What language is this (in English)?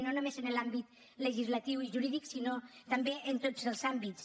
Catalan